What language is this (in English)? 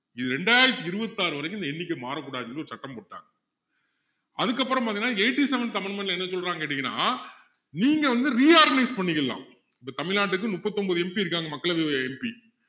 Tamil